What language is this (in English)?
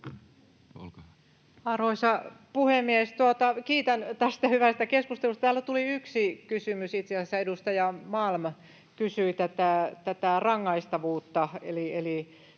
Finnish